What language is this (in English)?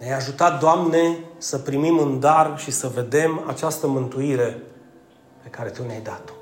Romanian